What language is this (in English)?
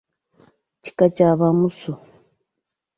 Ganda